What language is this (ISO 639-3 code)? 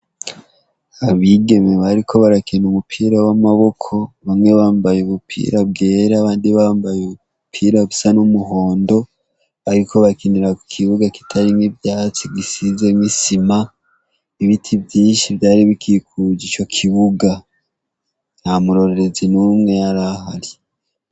run